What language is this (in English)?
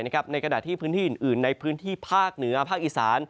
Thai